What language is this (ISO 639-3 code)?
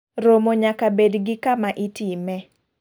luo